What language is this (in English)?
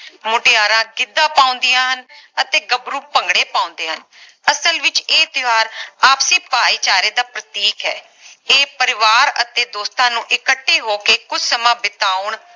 Punjabi